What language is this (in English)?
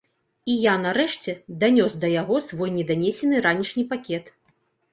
Belarusian